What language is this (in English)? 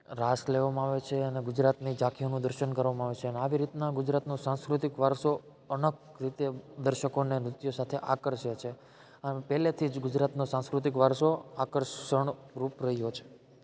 Gujarati